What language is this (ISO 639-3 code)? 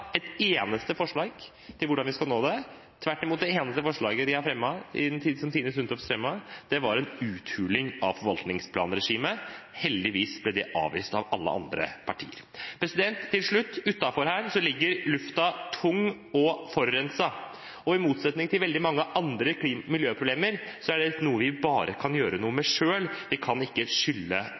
nob